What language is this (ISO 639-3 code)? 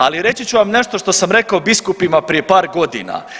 hrv